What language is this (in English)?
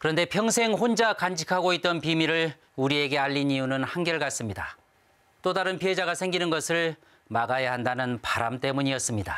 Korean